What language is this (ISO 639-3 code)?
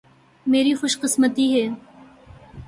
urd